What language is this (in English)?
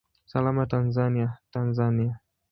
Swahili